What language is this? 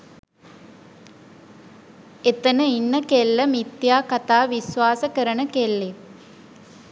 Sinhala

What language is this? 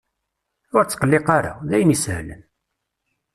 Kabyle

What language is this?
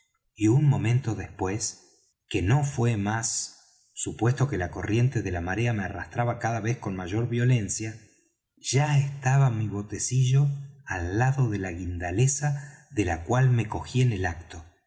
Spanish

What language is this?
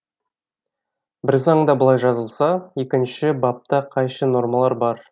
Kazakh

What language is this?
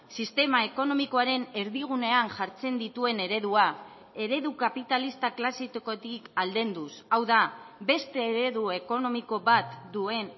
Basque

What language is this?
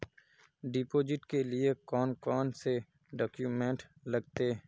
Magahi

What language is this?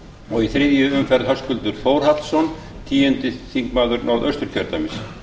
Icelandic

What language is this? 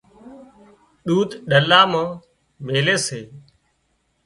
Wadiyara Koli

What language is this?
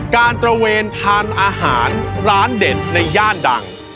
Thai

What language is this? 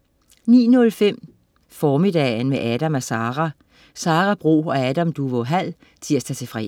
Danish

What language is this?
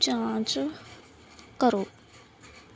Punjabi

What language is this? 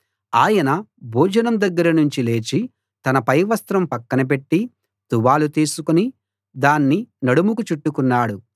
Telugu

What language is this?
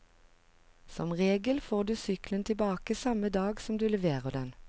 Norwegian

